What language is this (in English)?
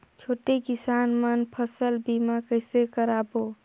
Chhattisgarhi